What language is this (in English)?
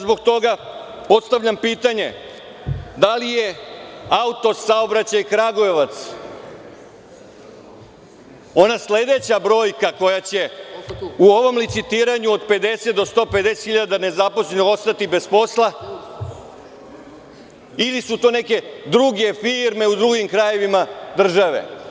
Serbian